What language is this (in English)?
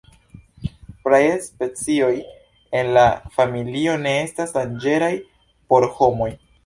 Esperanto